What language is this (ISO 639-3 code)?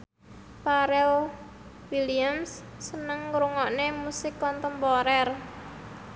jav